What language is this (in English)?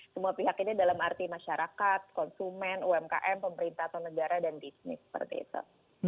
Indonesian